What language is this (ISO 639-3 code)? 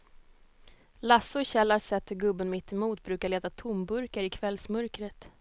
swe